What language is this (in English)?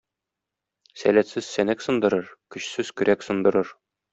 Tatar